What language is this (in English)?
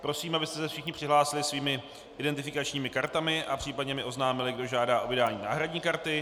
Czech